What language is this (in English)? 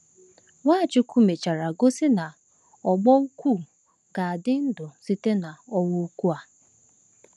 Igbo